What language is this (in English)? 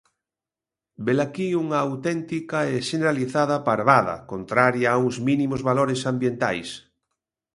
Galician